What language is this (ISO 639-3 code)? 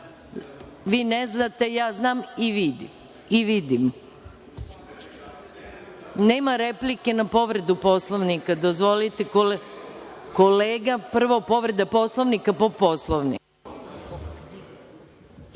srp